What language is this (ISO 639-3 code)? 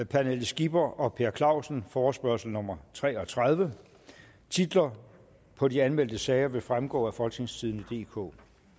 dan